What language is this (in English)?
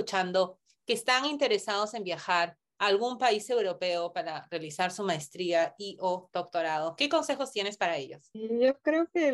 Spanish